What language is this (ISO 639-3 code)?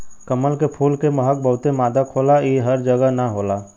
bho